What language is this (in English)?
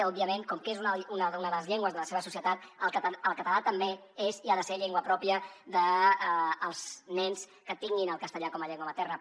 Catalan